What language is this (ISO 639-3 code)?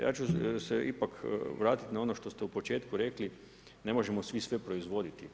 hrv